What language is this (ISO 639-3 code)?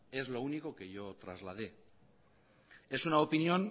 spa